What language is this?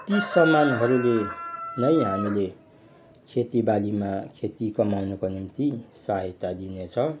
Nepali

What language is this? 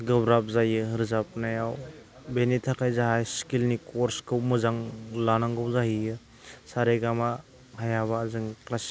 Bodo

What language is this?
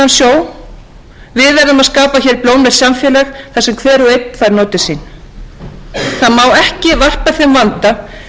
Icelandic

